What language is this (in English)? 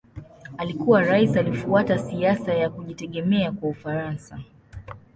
Swahili